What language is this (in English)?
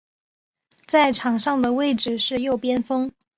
Chinese